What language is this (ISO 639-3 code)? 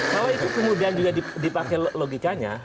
ind